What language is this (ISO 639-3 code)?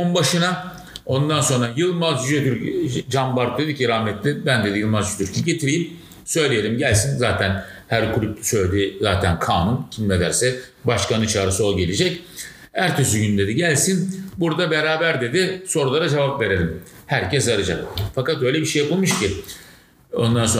tur